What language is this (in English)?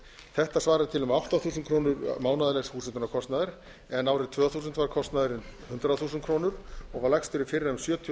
Icelandic